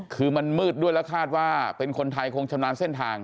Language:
Thai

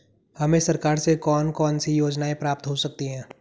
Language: Hindi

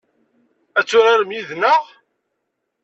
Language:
Kabyle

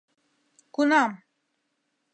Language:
Mari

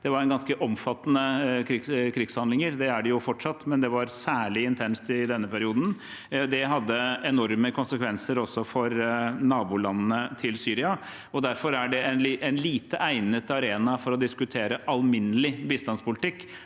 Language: Norwegian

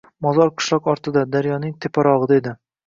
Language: Uzbek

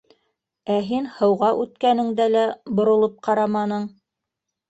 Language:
Bashkir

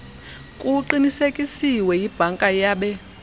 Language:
Xhosa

